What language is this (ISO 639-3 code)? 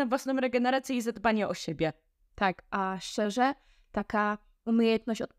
pol